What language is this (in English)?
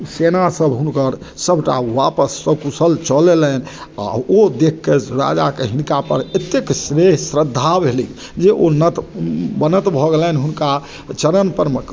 Maithili